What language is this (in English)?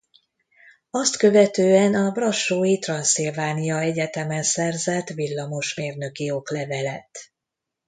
Hungarian